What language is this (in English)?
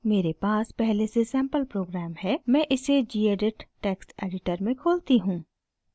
Hindi